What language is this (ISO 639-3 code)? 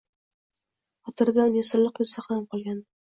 uzb